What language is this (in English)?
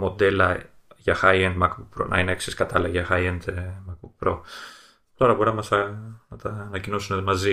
Greek